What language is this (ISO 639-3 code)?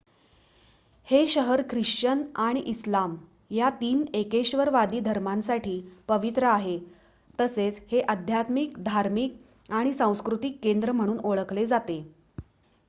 mar